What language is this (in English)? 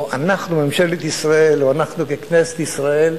Hebrew